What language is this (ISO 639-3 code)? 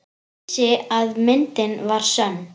isl